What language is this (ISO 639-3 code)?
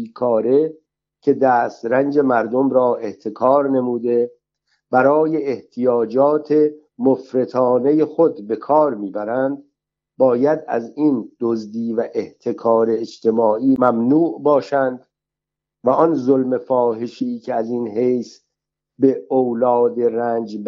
fas